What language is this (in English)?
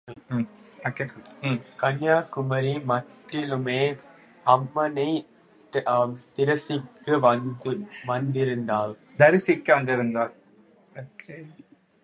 Tamil